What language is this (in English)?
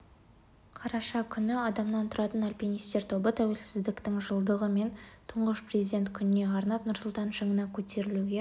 Kazakh